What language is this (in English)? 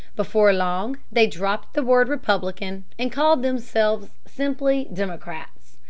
English